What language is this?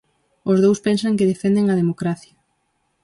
Galician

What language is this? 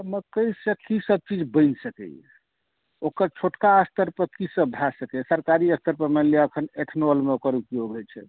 Maithili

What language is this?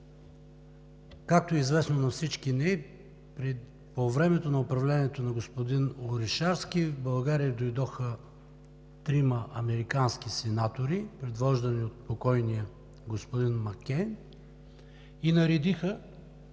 Bulgarian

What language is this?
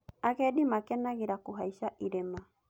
Kikuyu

